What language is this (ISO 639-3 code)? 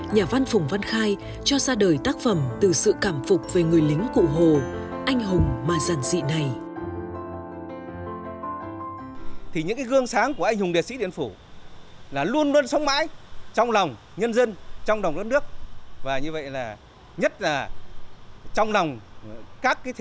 vie